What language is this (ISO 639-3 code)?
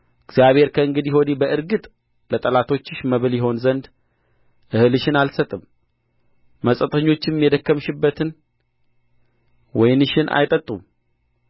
amh